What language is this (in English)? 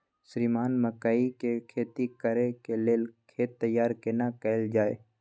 Maithili